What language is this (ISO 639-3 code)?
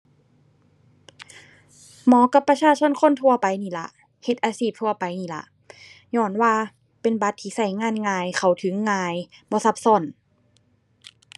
tha